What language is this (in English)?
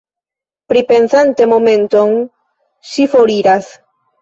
Esperanto